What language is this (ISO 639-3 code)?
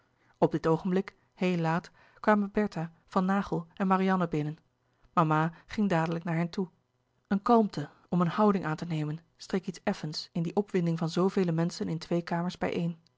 nld